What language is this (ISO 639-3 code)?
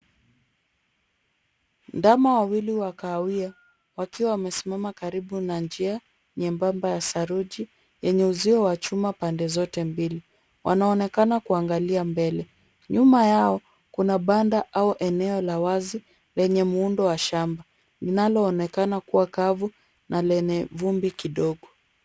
swa